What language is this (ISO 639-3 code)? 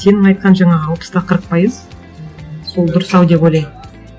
kaz